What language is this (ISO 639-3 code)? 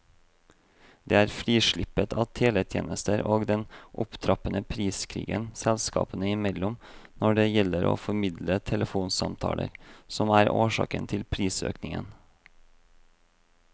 nor